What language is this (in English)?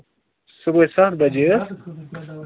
Kashmiri